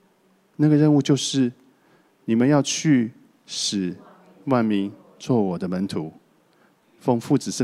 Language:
Chinese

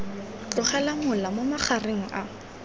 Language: Tswana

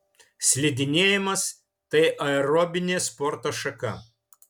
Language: Lithuanian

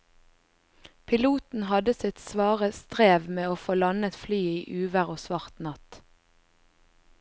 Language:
Norwegian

